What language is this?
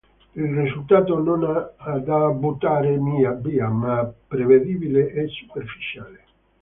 Italian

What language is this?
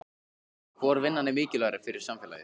Icelandic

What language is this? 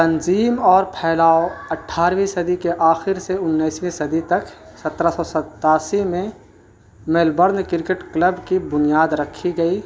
Urdu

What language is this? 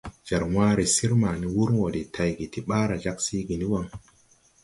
Tupuri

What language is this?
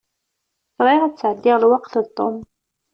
Kabyle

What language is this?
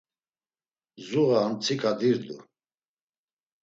Laz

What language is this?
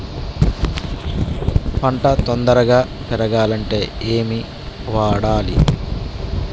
Telugu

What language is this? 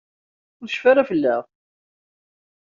Kabyle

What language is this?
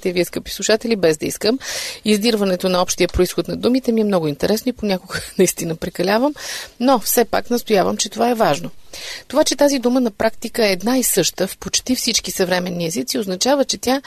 Bulgarian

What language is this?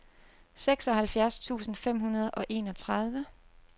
Danish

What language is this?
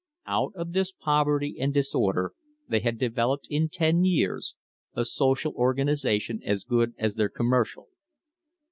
English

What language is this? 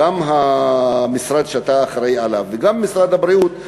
Hebrew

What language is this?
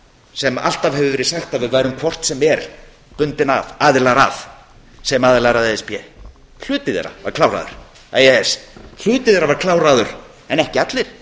Icelandic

